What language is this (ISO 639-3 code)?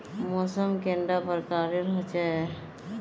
mag